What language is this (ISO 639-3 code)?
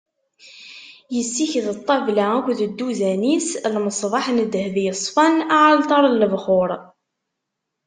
kab